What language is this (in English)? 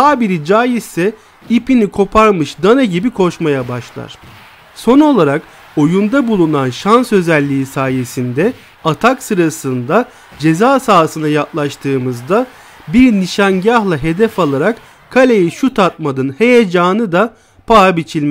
Turkish